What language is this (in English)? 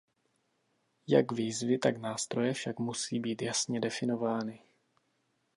Czech